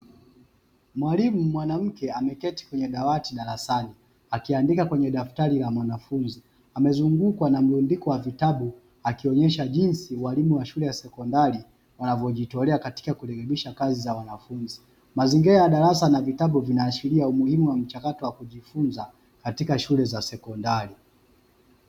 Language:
Swahili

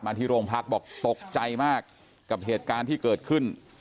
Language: Thai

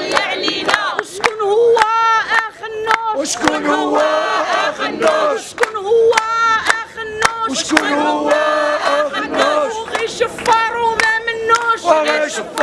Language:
Arabic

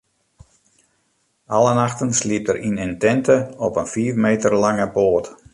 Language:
Western Frisian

